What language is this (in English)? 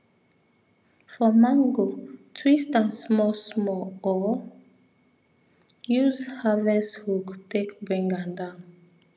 Nigerian Pidgin